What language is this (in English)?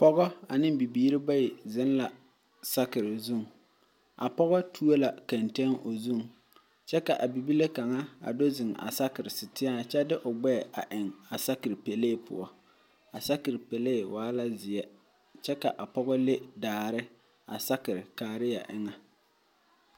Southern Dagaare